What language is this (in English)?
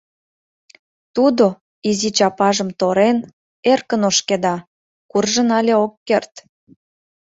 Mari